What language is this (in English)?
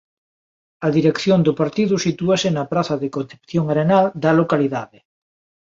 Galician